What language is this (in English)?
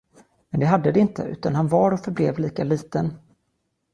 Swedish